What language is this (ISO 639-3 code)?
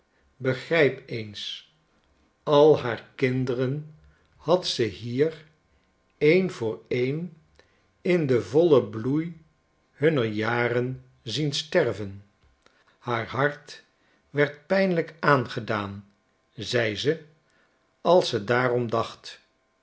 nld